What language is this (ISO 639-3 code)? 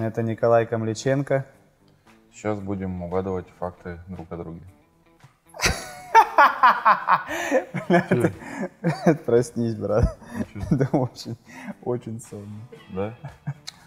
rus